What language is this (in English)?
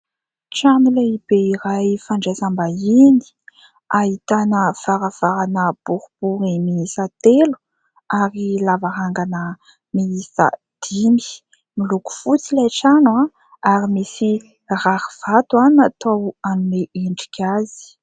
Malagasy